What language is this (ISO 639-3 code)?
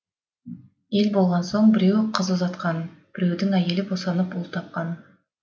kaz